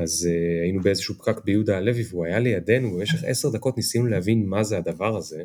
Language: Hebrew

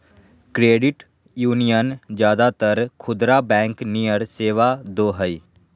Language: Magahi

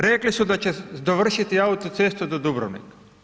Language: Croatian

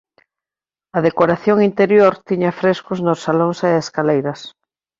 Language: Galician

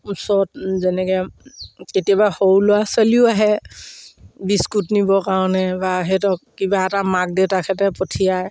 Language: Assamese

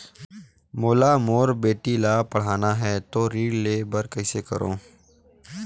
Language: Chhattisgarhi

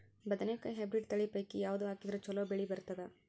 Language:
Kannada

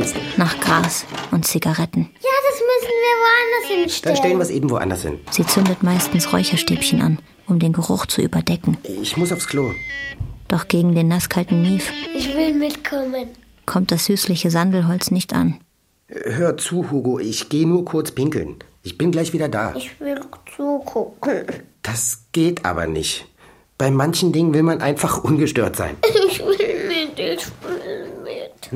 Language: German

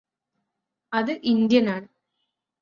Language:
Malayalam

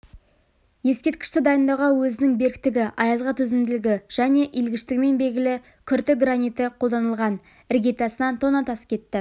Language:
Kazakh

